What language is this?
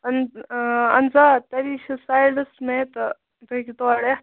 Kashmiri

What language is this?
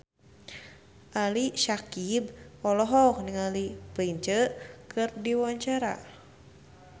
Sundanese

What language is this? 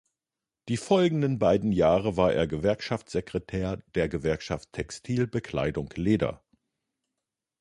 German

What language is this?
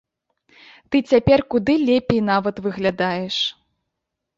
Belarusian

